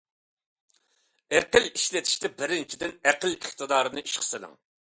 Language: Uyghur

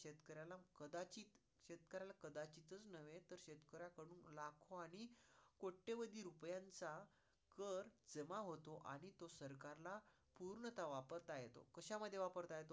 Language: Marathi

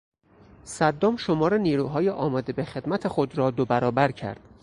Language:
Persian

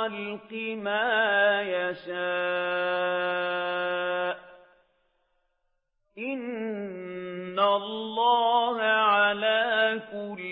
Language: Arabic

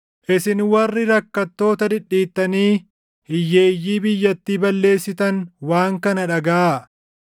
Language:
Oromo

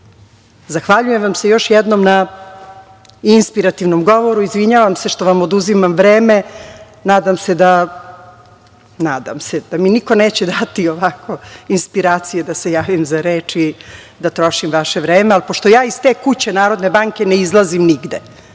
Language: Serbian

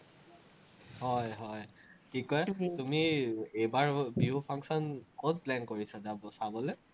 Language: Assamese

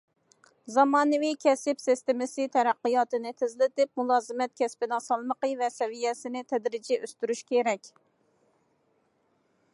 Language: Uyghur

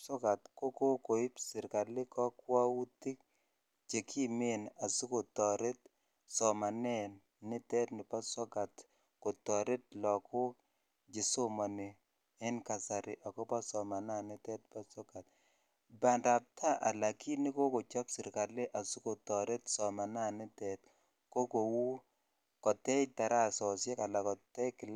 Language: Kalenjin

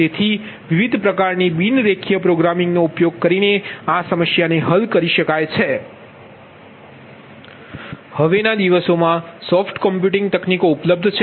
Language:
Gujarati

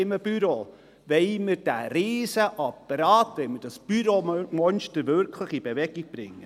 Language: Swiss German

